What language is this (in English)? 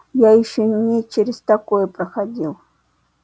Russian